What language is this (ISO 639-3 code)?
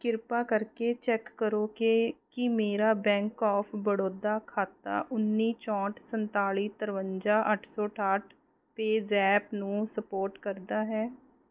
pan